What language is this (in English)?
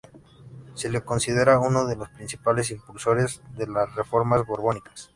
Spanish